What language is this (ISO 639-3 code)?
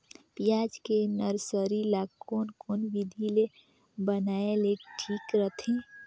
hne